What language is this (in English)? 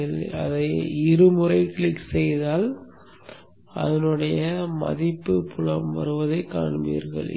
Tamil